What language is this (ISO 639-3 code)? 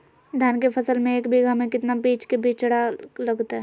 mag